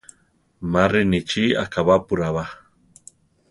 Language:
Central Tarahumara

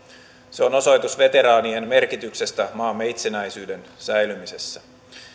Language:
Finnish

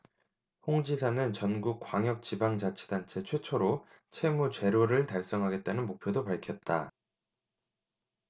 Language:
Korean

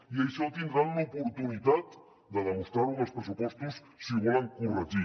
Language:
Catalan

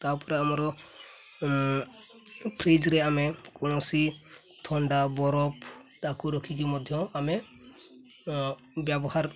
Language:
Odia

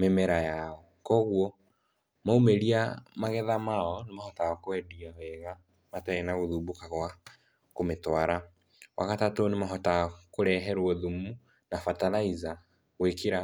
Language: Kikuyu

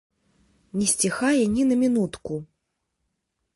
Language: Belarusian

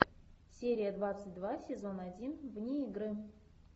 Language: Russian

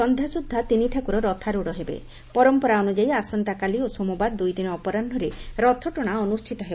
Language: Odia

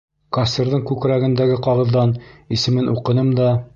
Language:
Bashkir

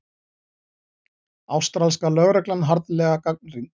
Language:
Icelandic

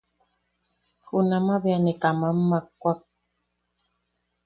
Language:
Yaqui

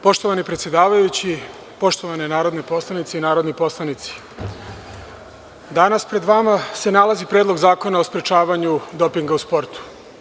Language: Serbian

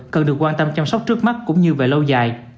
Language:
Vietnamese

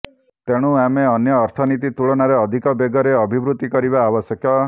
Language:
Odia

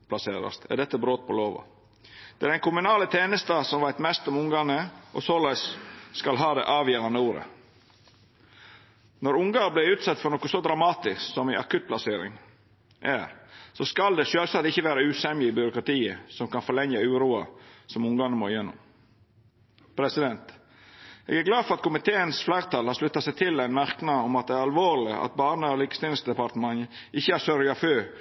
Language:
Norwegian Nynorsk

